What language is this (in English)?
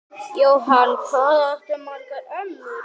Icelandic